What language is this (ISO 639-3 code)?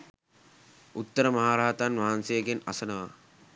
sin